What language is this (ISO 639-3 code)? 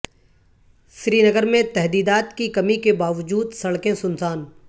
urd